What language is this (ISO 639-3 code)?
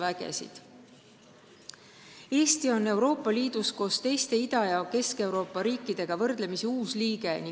est